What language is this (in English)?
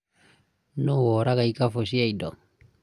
Kikuyu